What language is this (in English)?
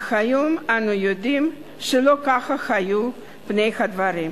Hebrew